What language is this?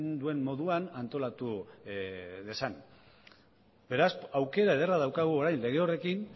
Basque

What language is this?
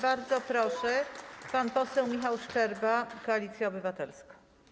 Polish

